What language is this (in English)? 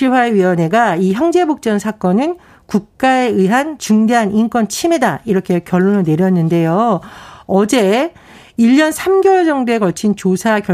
Korean